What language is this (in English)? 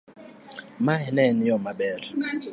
Luo (Kenya and Tanzania)